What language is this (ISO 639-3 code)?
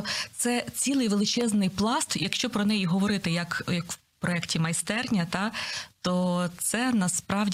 ukr